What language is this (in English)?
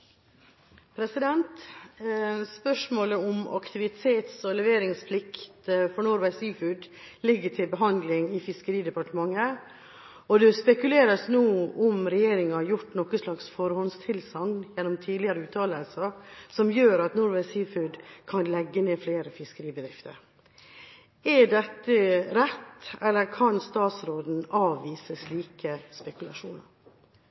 Norwegian Bokmål